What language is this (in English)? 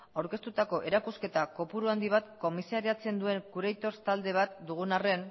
Basque